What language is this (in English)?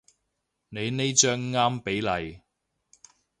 Cantonese